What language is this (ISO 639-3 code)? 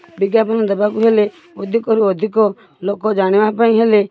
ori